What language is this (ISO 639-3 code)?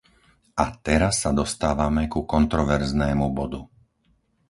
slk